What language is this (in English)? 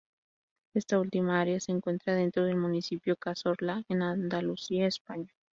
Spanish